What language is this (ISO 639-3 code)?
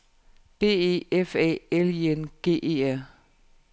dan